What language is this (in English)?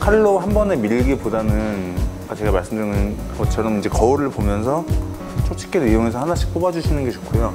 Korean